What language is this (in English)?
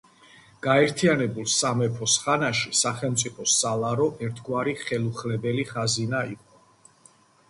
Georgian